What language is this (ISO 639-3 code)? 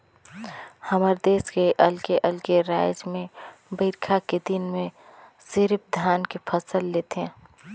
hne